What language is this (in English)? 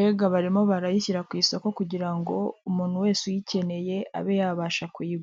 Kinyarwanda